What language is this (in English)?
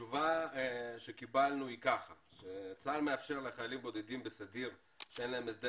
Hebrew